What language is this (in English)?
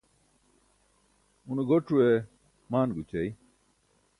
Burushaski